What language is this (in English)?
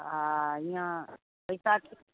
Maithili